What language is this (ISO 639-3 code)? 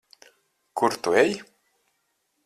lav